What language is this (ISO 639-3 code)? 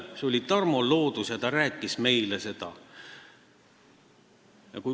est